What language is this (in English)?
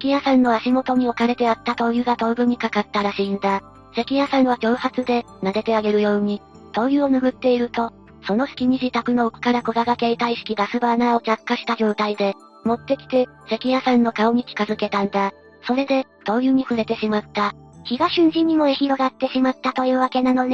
Japanese